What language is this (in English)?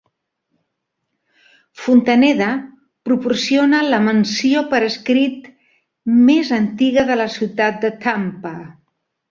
Catalan